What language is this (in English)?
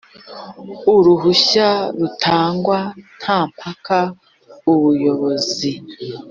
Kinyarwanda